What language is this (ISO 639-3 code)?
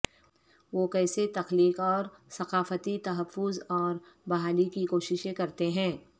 urd